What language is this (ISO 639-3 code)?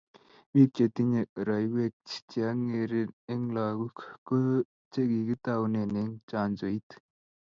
kln